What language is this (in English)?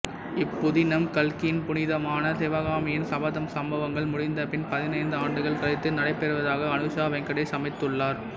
Tamil